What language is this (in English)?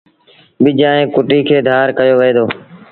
Sindhi Bhil